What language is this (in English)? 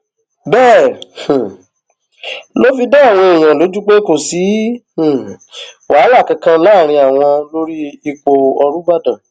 Yoruba